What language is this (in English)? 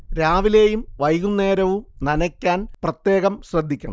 Malayalam